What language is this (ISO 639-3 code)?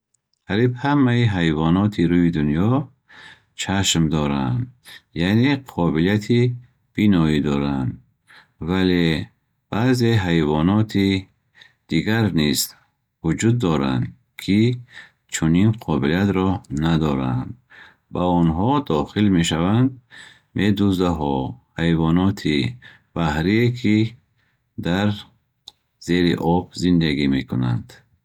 bhh